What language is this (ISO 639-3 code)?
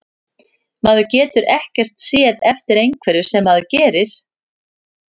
isl